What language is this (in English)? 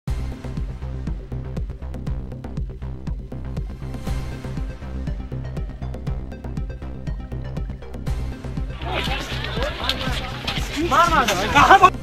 Thai